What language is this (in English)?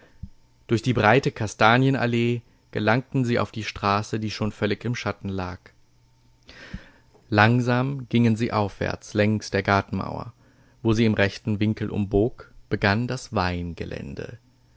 German